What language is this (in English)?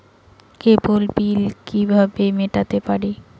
Bangla